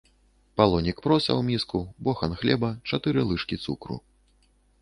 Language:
Belarusian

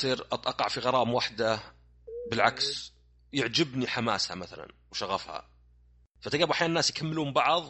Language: Arabic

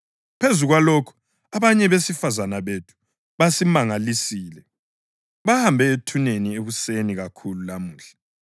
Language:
North Ndebele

